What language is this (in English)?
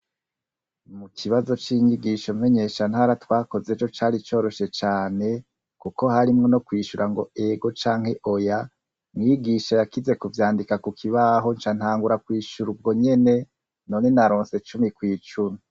Rundi